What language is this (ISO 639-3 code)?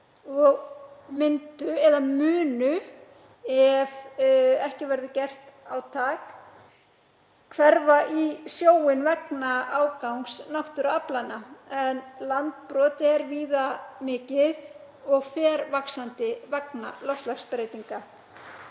isl